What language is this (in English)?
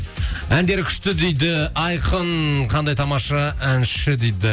Kazakh